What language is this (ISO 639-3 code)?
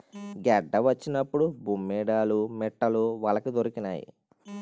tel